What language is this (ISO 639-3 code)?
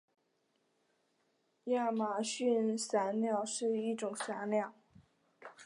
zho